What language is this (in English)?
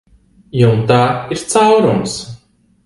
Latvian